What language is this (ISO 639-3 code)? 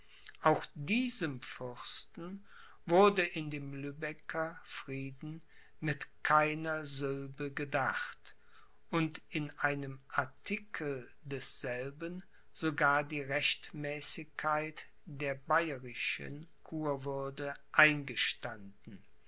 deu